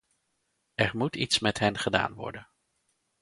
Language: Dutch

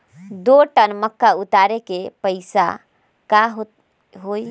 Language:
Magahi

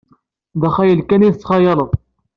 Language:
Kabyle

